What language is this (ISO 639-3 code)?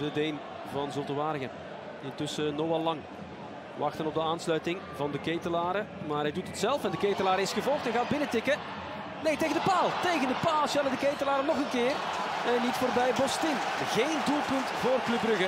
nld